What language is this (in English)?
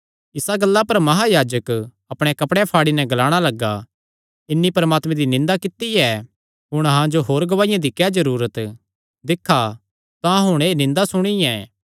Kangri